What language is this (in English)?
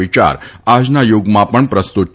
Gujarati